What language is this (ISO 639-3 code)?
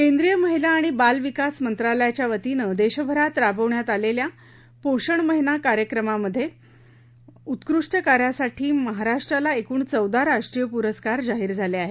mar